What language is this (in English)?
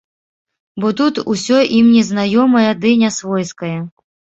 Belarusian